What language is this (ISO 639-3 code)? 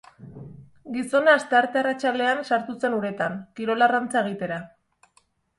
eus